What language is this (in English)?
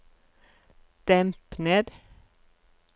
Norwegian